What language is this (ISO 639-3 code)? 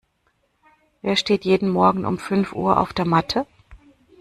deu